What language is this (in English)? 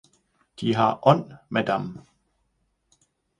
Danish